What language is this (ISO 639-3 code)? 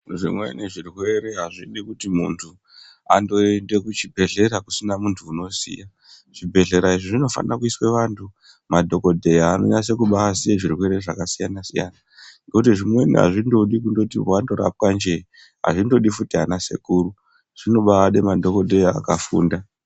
ndc